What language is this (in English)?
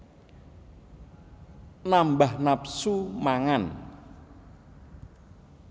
Javanese